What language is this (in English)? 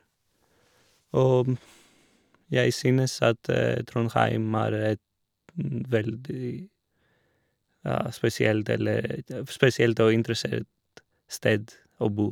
Norwegian